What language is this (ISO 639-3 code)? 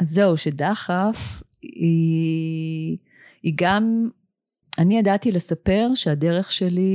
heb